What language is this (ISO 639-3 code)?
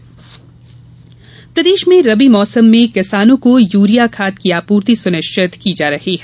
hin